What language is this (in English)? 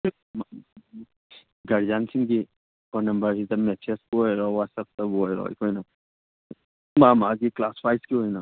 Manipuri